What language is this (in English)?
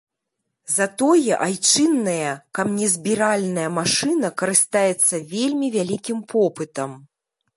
Belarusian